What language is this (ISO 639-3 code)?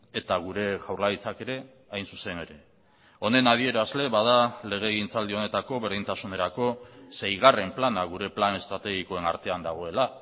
eus